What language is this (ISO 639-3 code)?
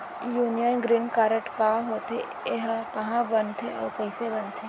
hne